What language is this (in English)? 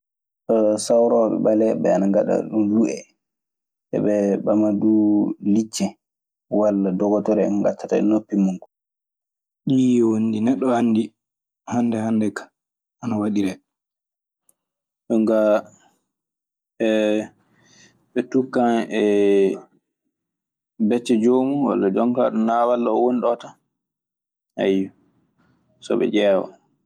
Maasina Fulfulde